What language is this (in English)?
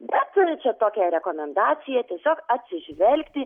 Lithuanian